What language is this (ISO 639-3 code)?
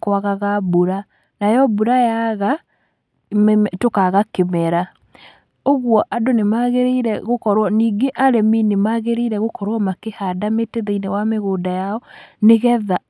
kik